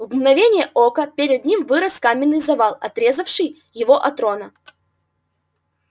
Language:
Russian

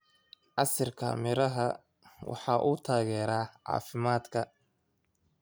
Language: Somali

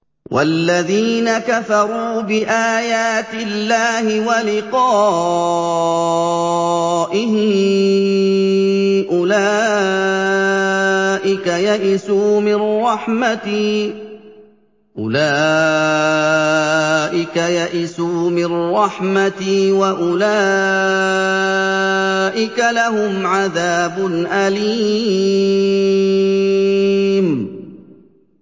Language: Arabic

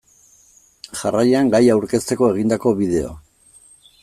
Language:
Basque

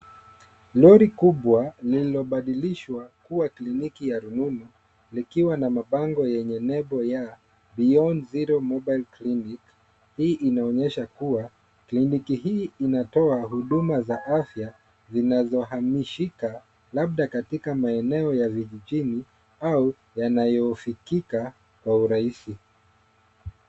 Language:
Swahili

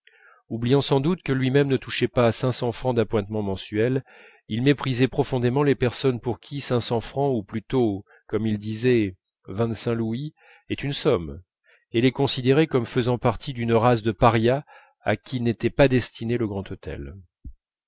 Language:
French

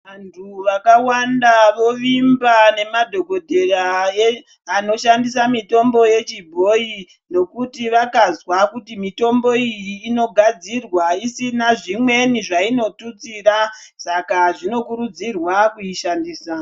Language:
Ndau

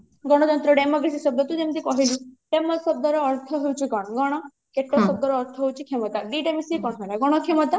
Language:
Odia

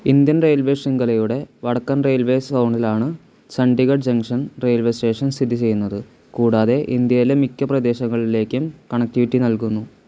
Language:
Malayalam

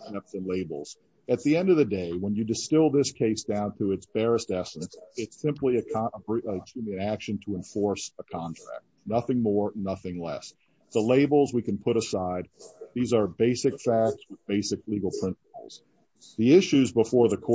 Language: English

